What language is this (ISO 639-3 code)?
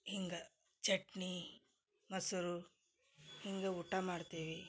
kan